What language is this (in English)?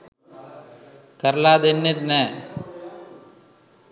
Sinhala